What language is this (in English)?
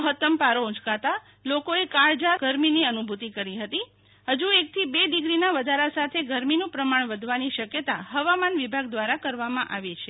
Gujarati